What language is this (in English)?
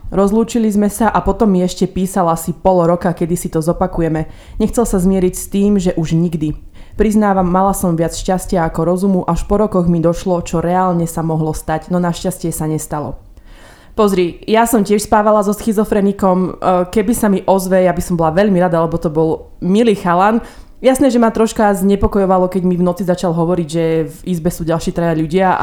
Slovak